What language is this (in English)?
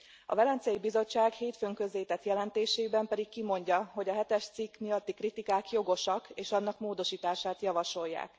Hungarian